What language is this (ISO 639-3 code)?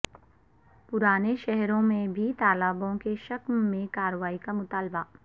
urd